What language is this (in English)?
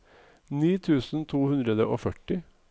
Norwegian